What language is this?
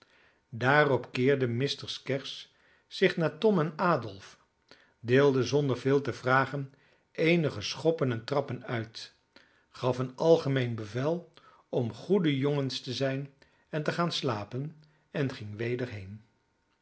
Dutch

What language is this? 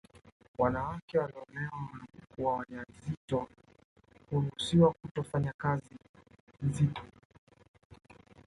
Swahili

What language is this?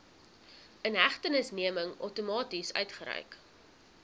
Afrikaans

